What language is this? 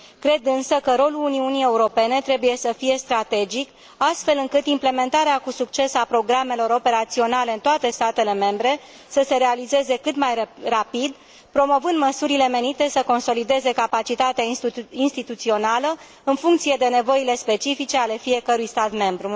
Romanian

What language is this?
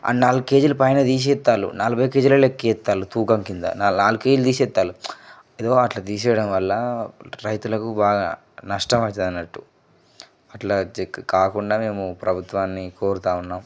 Telugu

